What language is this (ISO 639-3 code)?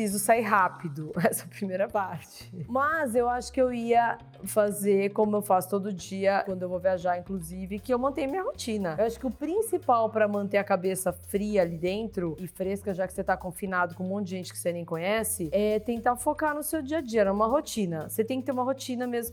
por